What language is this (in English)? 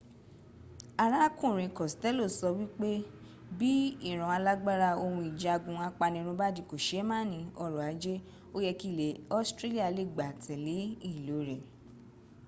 Yoruba